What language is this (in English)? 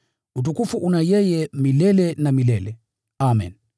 Swahili